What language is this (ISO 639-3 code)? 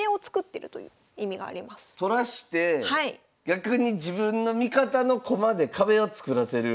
jpn